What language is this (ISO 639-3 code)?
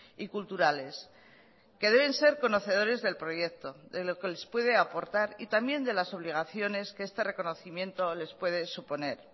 spa